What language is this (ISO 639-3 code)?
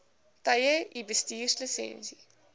afr